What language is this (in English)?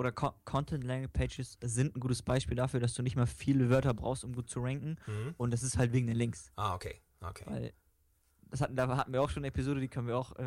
German